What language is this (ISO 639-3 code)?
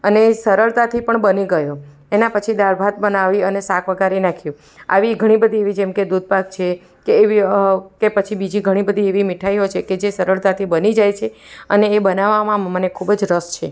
guj